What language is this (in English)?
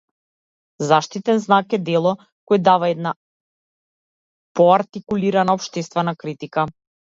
Macedonian